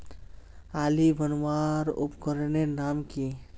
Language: Magahi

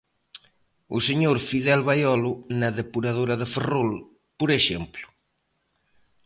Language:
Galician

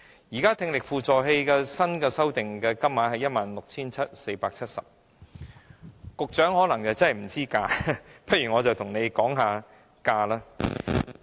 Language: Cantonese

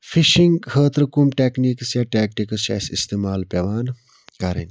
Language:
Kashmiri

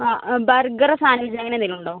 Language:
Malayalam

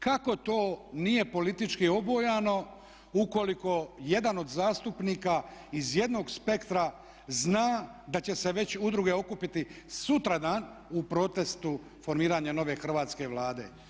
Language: Croatian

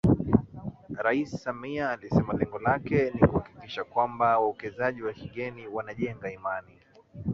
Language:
Swahili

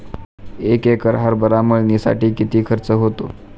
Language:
Marathi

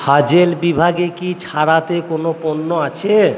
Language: Bangla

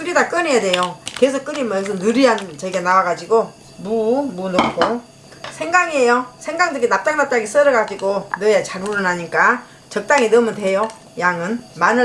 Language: Korean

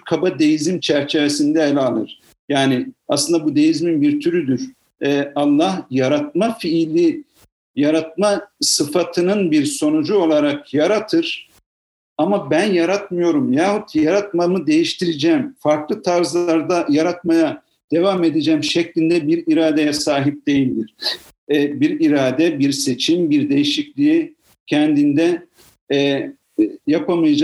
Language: Turkish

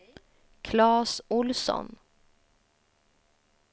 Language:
Swedish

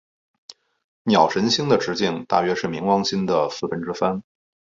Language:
Chinese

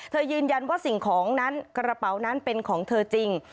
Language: Thai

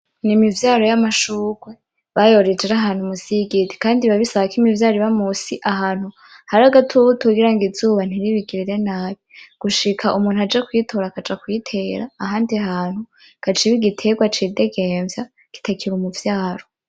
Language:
Rundi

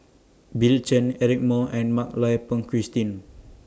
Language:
English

